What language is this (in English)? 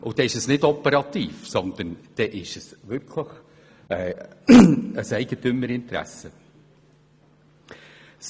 Swiss German